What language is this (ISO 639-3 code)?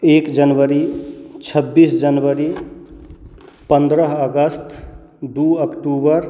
mai